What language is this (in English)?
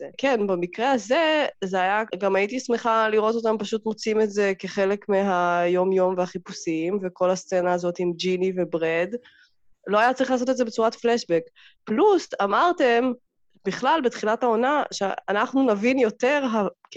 Hebrew